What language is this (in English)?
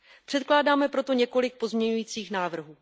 Czech